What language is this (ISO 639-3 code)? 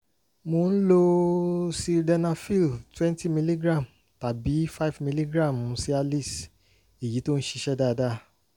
yor